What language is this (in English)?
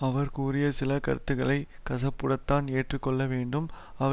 Tamil